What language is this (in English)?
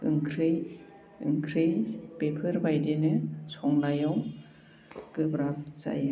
Bodo